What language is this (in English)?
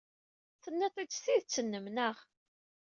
Kabyle